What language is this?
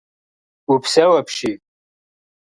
Kabardian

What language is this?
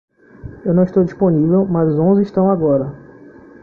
Portuguese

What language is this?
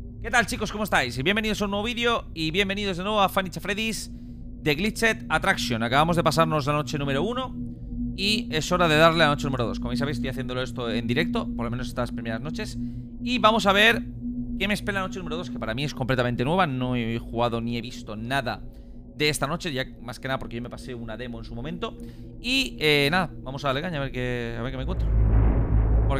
Spanish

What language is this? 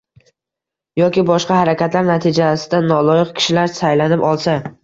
Uzbek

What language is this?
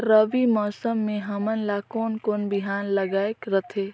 Chhattisgarhi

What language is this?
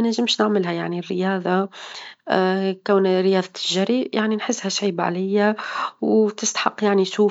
Tunisian Arabic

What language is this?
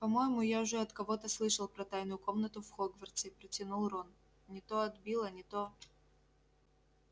Russian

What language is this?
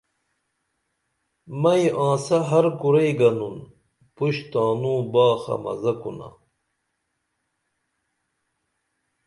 Dameli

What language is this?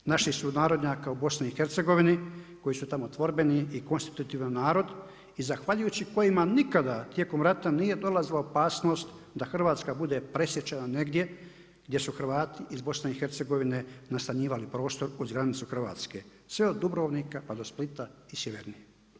Croatian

